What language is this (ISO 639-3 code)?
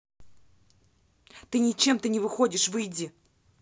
rus